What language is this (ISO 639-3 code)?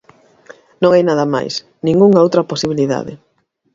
glg